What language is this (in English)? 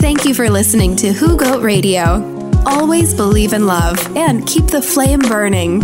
Filipino